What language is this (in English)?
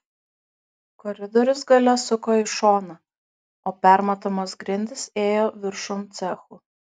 Lithuanian